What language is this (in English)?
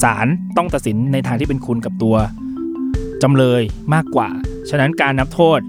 Thai